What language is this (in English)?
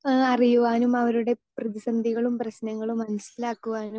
Malayalam